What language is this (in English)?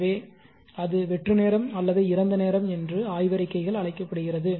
Tamil